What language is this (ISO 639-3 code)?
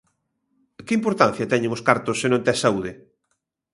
glg